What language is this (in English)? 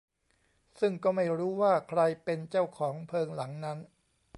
Thai